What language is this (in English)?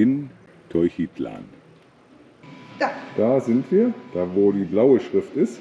German